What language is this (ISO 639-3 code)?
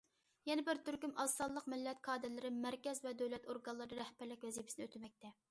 uig